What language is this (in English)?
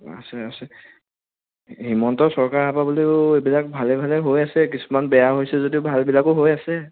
Assamese